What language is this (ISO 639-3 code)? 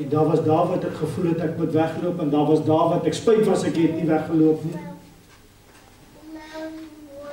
nld